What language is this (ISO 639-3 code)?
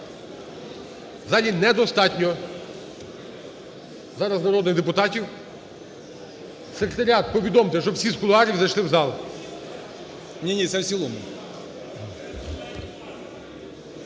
ukr